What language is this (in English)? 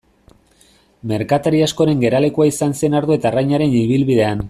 Basque